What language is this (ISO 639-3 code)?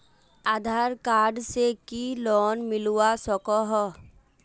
mag